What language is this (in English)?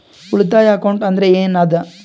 Kannada